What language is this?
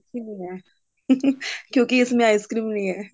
Punjabi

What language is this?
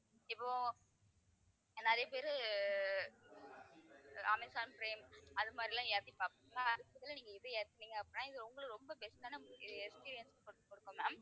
Tamil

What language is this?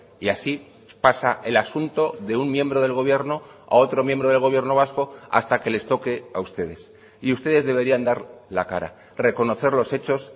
Spanish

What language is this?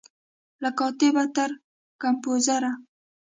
Pashto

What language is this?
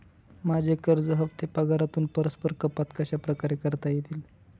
Marathi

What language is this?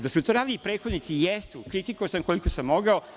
Serbian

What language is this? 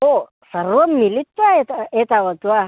Sanskrit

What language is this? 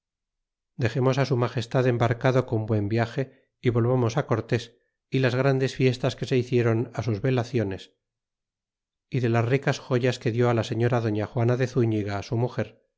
Spanish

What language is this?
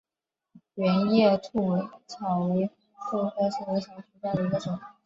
Chinese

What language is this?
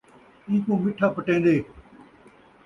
Saraiki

